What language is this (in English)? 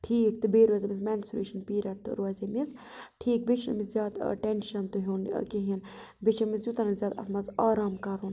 Kashmiri